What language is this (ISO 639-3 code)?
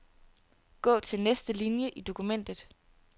dan